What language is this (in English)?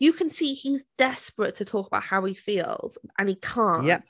English